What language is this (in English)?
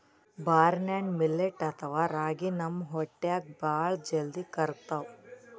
Kannada